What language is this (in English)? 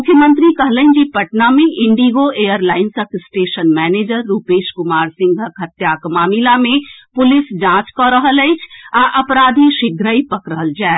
Maithili